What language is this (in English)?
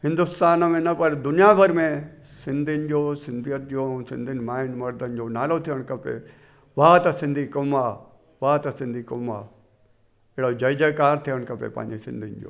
Sindhi